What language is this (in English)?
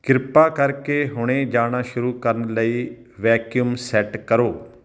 Punjabi